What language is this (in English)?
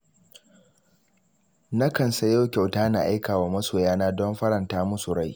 Hausa